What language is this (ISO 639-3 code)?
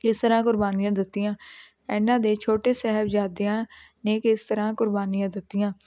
pan